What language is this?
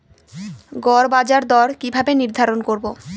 Bangla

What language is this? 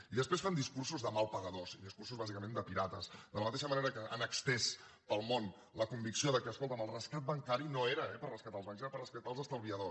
Catalan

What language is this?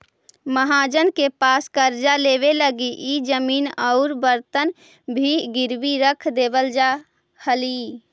Magahi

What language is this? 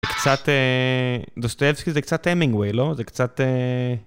Hebrew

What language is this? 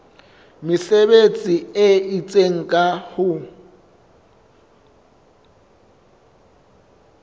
Southern Sotho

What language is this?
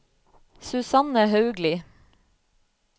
Norwegian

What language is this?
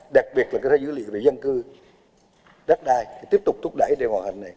Vietnamese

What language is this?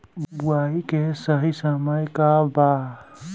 Bhojpuri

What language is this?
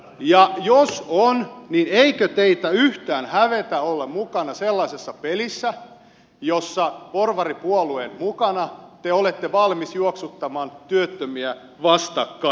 Finnish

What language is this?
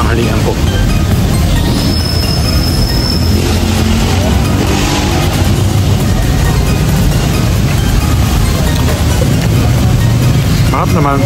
Filipino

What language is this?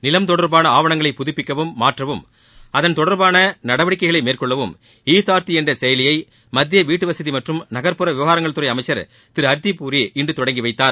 Tamil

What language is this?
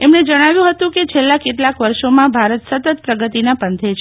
Gujarati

